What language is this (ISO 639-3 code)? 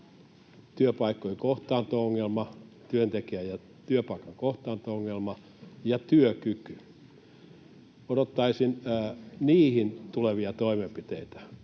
fin